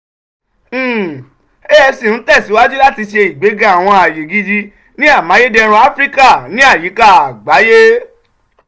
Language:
Yoruba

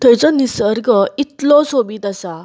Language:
Konkani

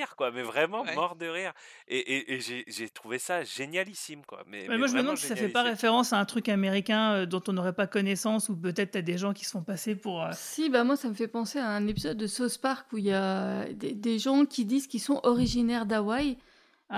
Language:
French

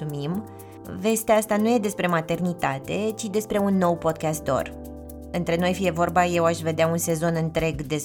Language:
Romanian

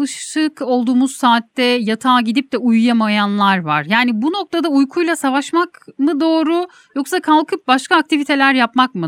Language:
Turkish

